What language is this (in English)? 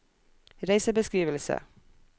Norwegian